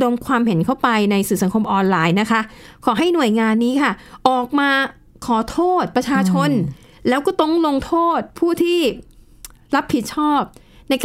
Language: Thai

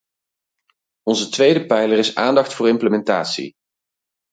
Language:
Dutch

